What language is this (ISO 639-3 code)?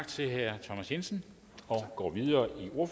dan